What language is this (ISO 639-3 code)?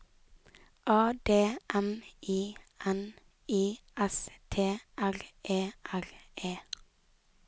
nor